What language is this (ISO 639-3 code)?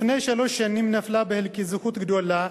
heb